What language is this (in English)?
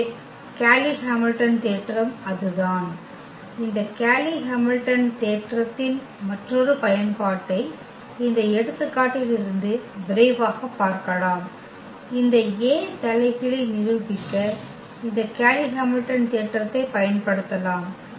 Tamil